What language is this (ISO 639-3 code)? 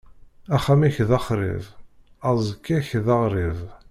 kab